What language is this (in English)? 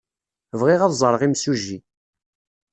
Kabyle